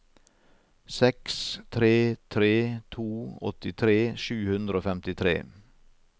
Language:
Norwegian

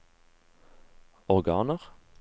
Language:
Norwegian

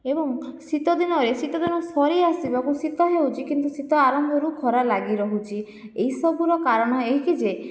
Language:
Odia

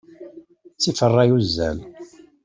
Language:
Kabyle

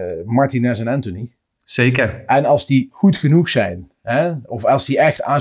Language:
Dutch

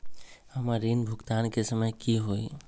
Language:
Magahi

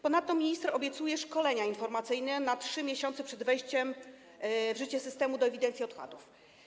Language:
Polish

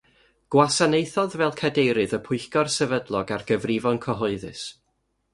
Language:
Welsh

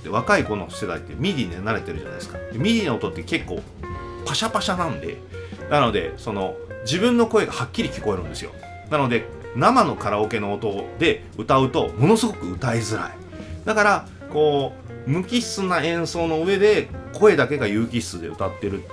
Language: Japanese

